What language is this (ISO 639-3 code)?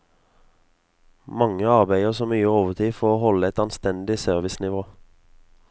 nor